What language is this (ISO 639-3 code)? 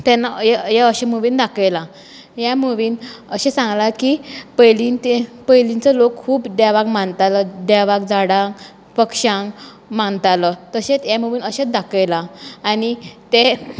kok